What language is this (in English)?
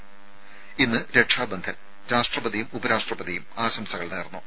Malayalam